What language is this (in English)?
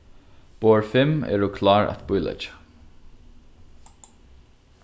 Faroese